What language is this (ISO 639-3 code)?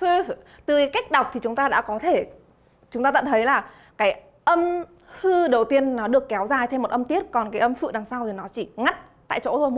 vie